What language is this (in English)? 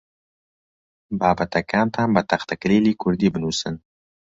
Central Kurdish